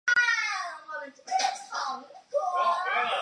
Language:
Chinese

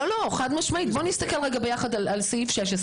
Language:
Hebrew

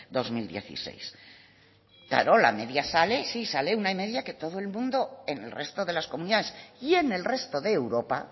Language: Spanish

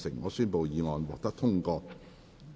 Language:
Cantonese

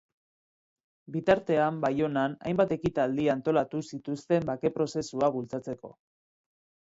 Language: Basque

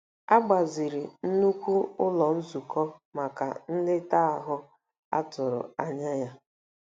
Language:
Igbo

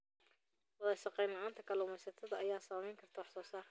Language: Somali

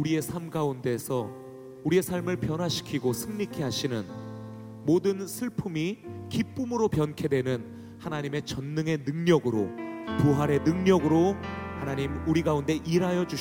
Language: Korean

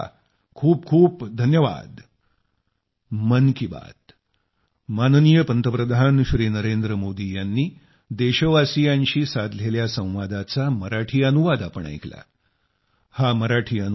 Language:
Marathi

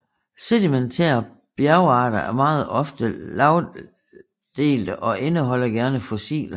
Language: Danish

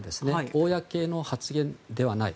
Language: Japanese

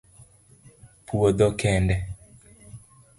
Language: Luo (Kenya and Tanzania)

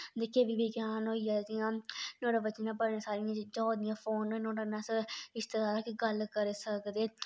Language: Dogri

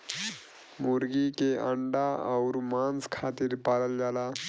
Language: Bhojpuri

